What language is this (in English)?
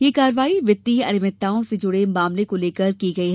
Hindi